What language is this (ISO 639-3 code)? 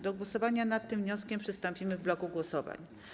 pol